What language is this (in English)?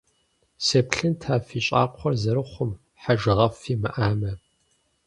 Kabardian